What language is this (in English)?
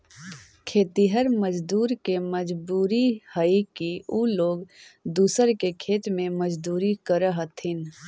Magahi